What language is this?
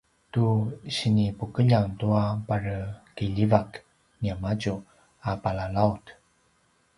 Paiwan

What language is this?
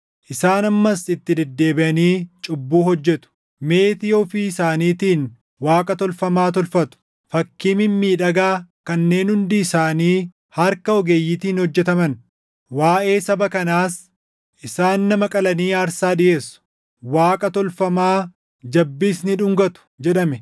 Oromo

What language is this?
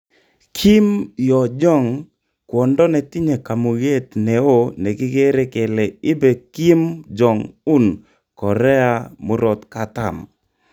Kalenjin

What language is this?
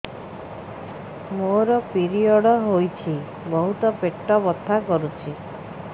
Odia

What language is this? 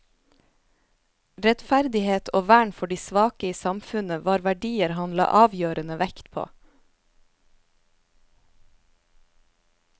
Norwegian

